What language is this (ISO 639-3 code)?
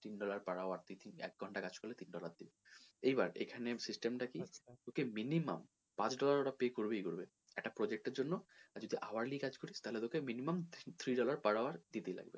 ben